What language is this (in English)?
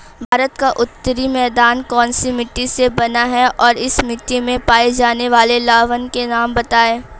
Hindi